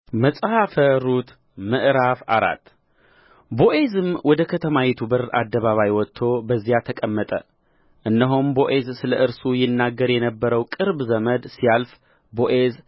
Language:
Amharic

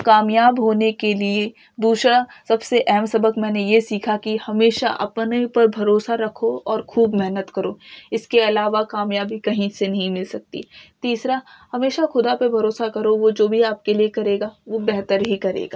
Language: Urdu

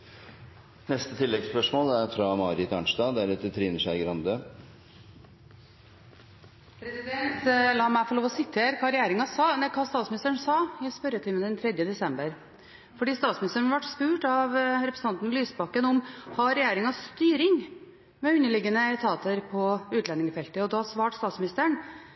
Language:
Norwegian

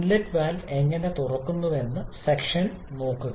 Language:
Malayalam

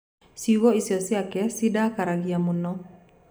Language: Kikuyu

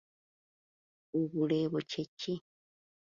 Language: Ganda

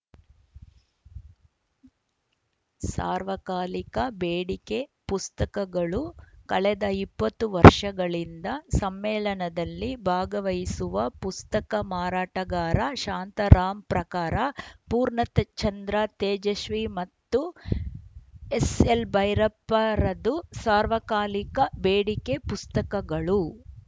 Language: Kannada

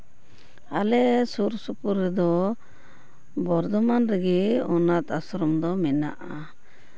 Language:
Santali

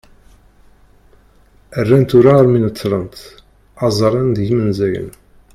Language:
Kabyle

